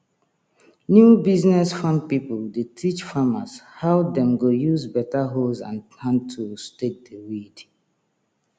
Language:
Nigerian Pidgin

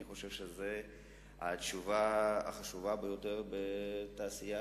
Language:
Hebrew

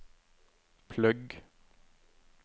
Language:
Norwegian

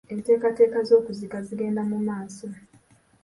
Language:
Ganda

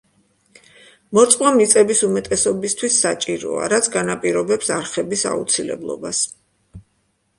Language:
Georgian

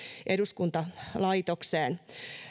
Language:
Finnish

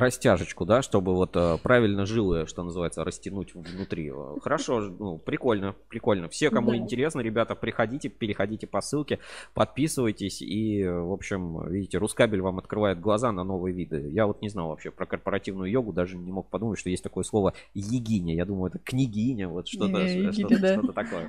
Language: Russian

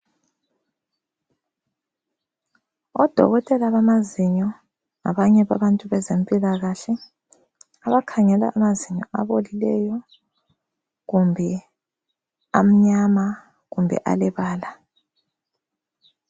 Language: North Ndebele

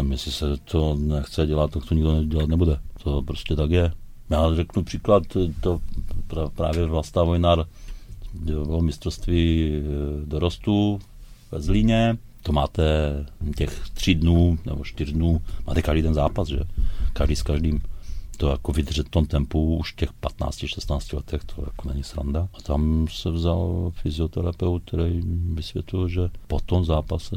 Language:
Czech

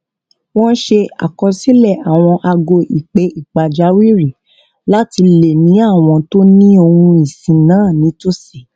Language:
Yoruba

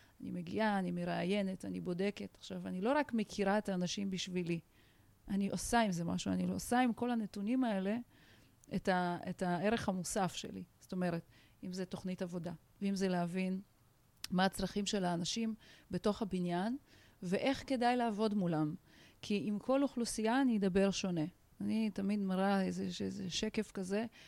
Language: Hebrew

